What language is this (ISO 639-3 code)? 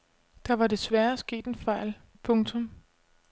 dan